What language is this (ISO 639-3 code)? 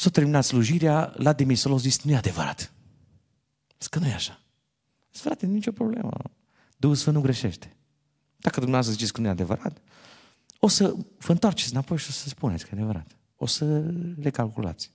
ron